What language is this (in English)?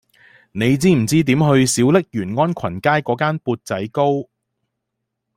Cantonese